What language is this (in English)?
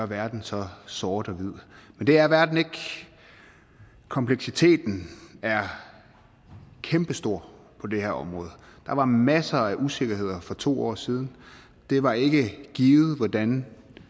Danish